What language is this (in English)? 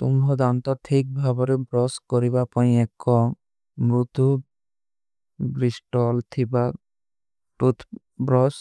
Kui (India)